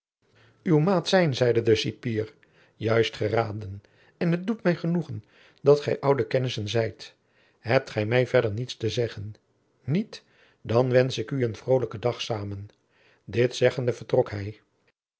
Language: Dutch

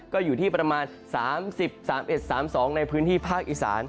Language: Thai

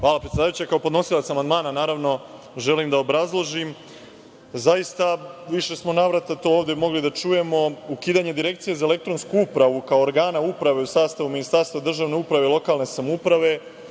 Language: Serbian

